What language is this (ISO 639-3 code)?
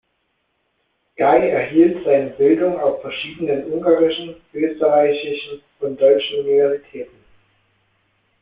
deu